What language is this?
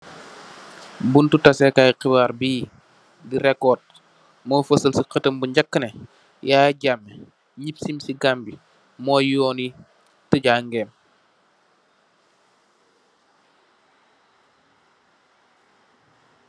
Wolof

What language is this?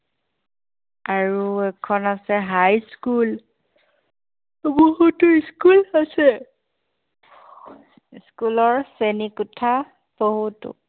Assamese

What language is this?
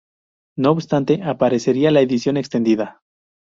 Spanish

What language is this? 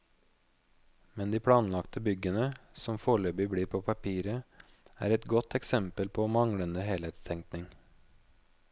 Norwegian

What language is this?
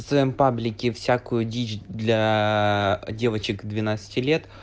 Russian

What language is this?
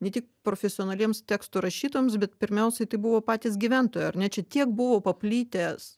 Lithuanian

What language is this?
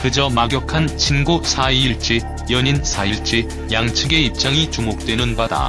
Korean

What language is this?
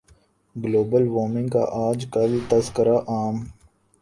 Urdu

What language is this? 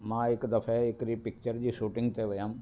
Sindhi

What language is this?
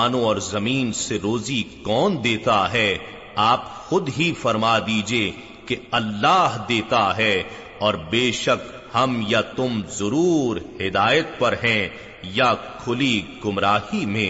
Urdu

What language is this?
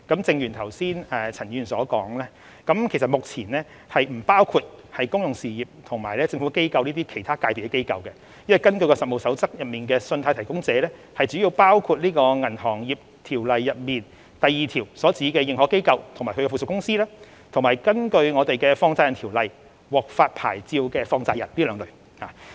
Cantonese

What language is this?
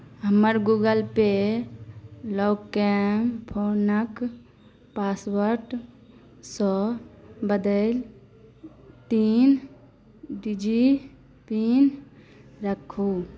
Maithili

